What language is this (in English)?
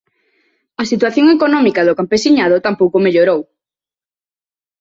Galician